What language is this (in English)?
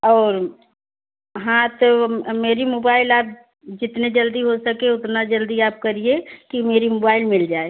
Hindi